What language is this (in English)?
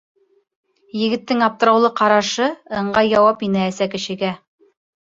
Bashkir